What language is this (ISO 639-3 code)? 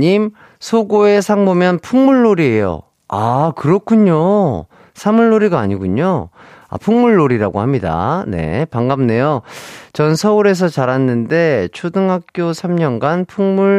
kor